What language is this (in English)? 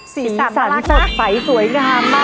Thai